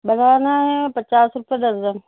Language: Urdu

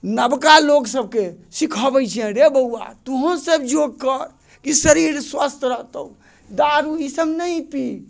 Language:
Maithili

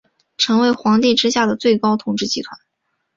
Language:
Chinese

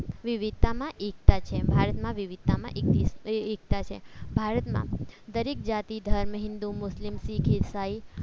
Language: Gujarati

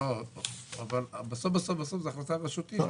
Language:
Hebrew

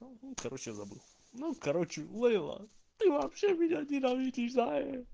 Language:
Russian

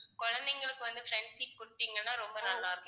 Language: Tamil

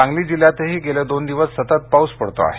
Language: Marathi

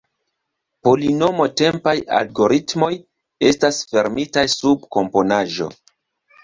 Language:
Esperanto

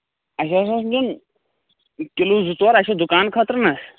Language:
Kashmiri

